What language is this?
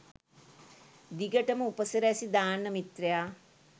Sinhala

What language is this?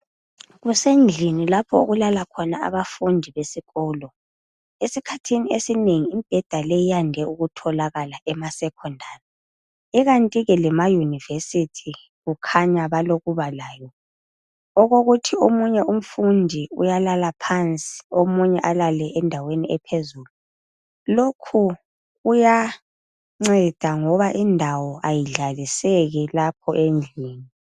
North Ndebele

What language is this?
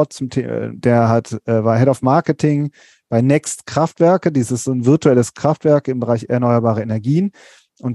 German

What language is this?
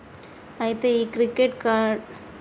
Telugu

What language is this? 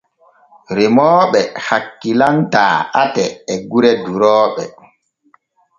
Borgu Fulfulde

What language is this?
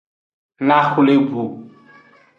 Aja (Benin)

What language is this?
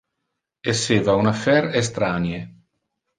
Interlingua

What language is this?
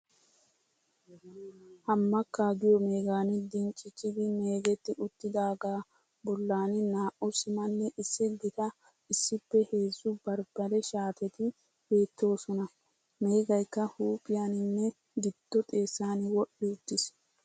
Wolaytta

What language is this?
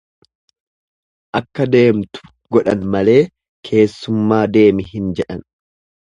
Oromo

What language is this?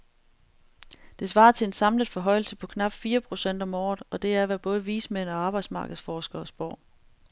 Danish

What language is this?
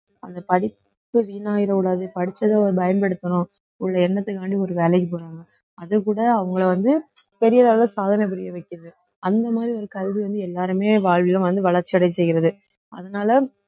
Tamil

